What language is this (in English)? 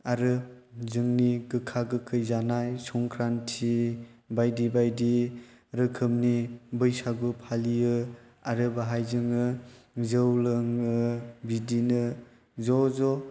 Bodo